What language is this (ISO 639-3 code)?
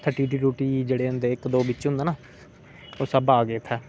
doi